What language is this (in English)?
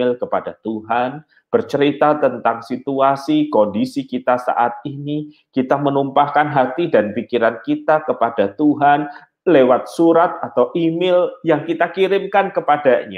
Indonesian